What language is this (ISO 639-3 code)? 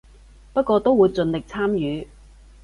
yue